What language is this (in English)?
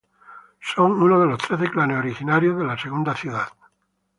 Spanish